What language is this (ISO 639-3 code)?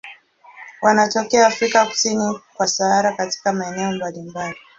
swa